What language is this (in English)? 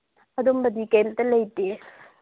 Manipuri